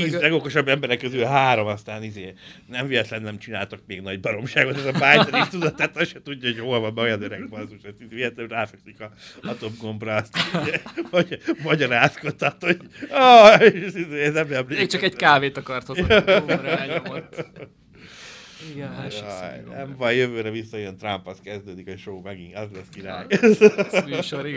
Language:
Hungarian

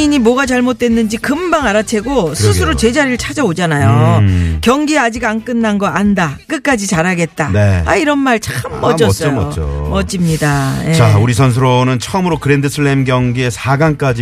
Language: Korean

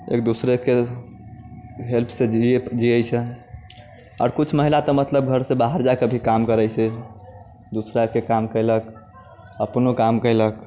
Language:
Maithili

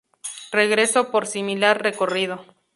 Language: Spanish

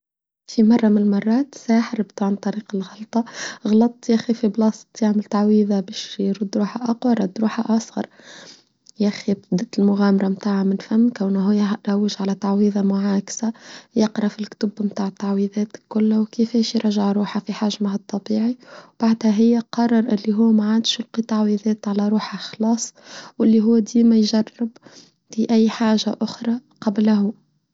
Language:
Tunisian Arabic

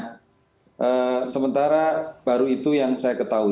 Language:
Indonesian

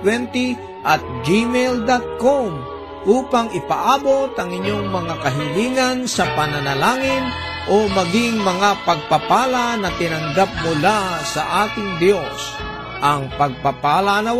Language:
Filipino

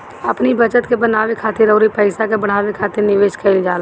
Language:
Bhojpuri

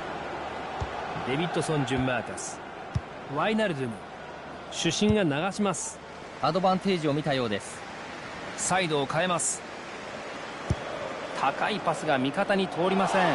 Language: Japanese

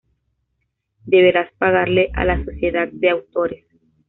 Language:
Spanish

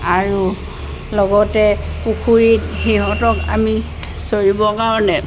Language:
Assamese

